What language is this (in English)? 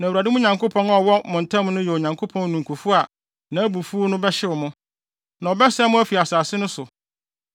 Akan